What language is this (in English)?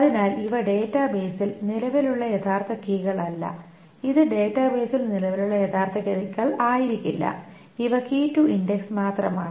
Malayalam